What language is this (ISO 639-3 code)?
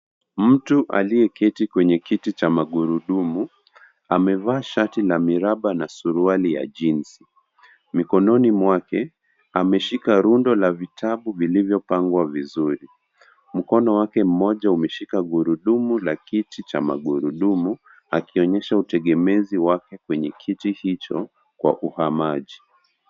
swa